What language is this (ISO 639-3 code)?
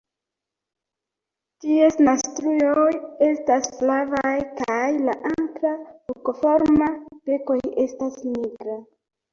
epo